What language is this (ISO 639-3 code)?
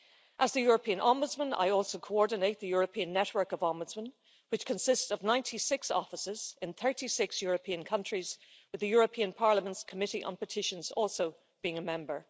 eng